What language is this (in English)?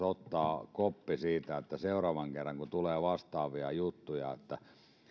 Finnish